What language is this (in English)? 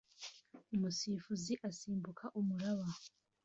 Kinyarwanda